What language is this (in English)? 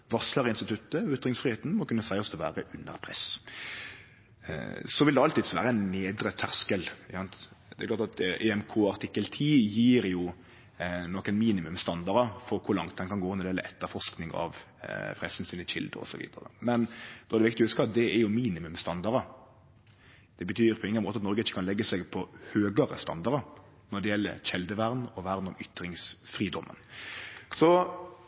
Norwegian Nynorsk